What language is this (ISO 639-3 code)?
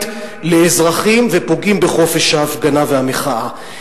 heb